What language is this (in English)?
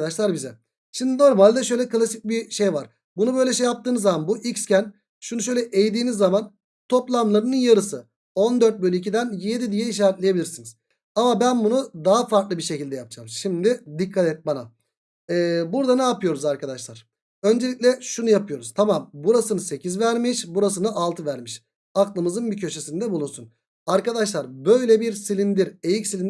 Turkish